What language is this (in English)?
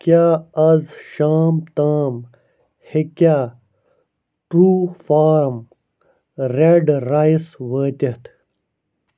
Kashmiri